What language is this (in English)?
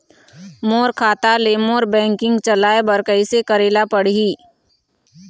Chhattisgarhi